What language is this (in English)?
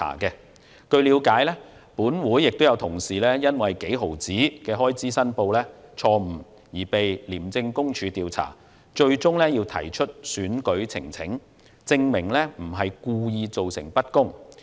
Cantonese